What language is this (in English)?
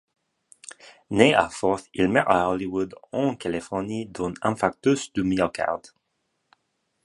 French